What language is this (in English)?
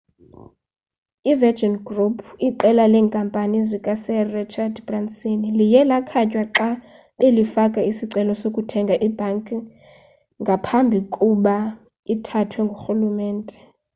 Xhosa